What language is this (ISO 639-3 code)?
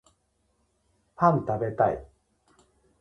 jpn